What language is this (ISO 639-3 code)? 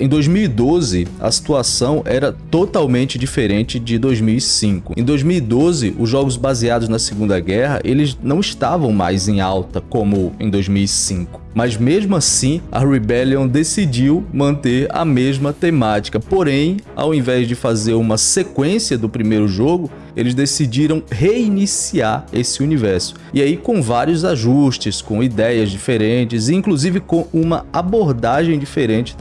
por